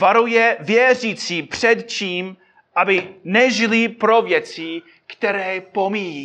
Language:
Czech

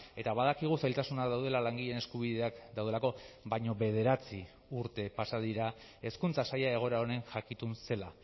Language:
Basque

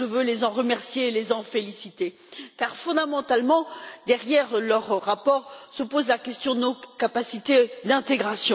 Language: French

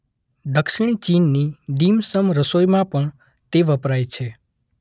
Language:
Gujarati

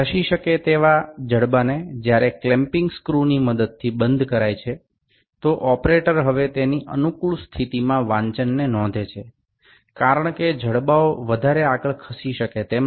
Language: Gujarati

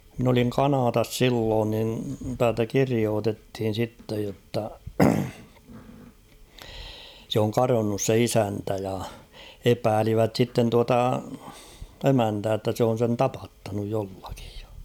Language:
Finnish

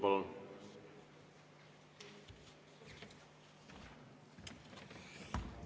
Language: Estonian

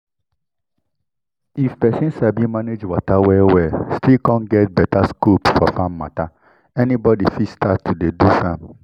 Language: Nigerian Pidgin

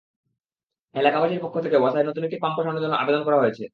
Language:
Bangla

